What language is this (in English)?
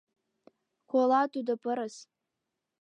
Mari